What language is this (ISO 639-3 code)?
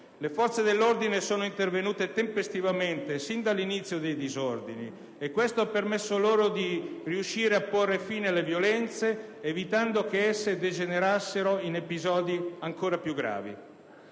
ita